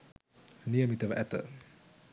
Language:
Sinhala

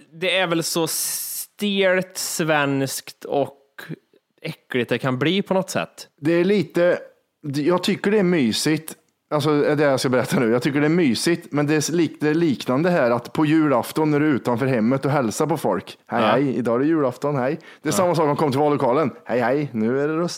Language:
Swedish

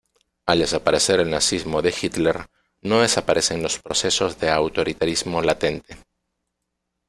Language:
Spanish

